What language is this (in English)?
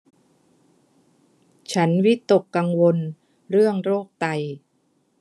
Thai